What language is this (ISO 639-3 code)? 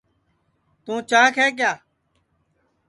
ssi